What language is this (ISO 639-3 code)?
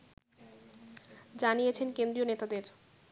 ben